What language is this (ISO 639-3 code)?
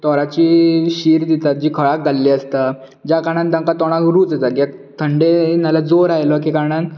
kok